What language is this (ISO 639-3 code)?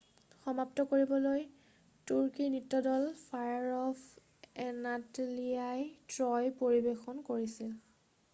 asm